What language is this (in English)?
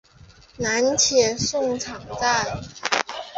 Chinese